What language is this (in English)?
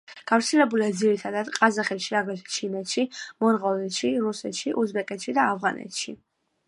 Georgian